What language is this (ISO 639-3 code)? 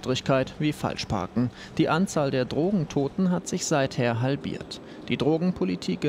deu